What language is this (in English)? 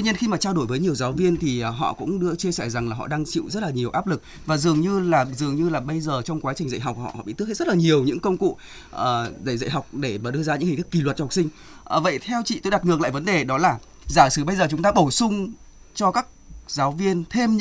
Vietnamese